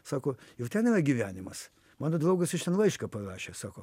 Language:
Lithuanian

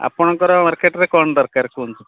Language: Odia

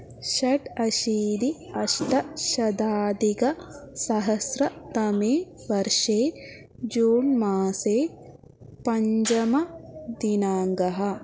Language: Sanskrit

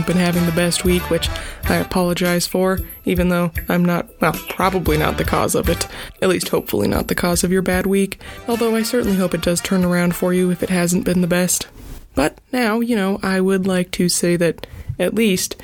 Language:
English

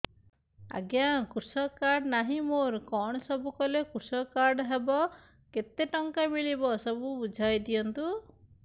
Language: Odia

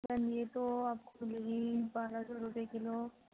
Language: Urdu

